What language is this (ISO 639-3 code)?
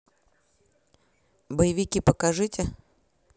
rus